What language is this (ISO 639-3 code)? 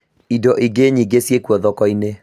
kik